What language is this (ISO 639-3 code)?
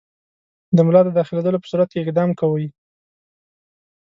pus